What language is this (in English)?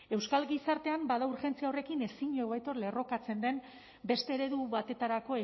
Basque